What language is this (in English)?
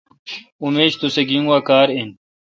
Kalkoti